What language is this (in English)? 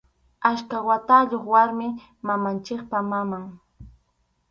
Arequipa-La Unión Quechua